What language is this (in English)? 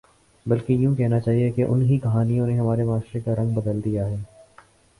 Urdu